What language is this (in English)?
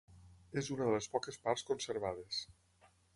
Catalan